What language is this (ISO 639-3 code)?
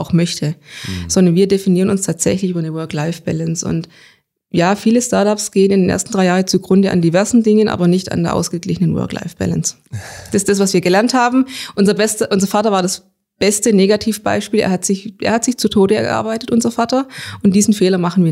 deu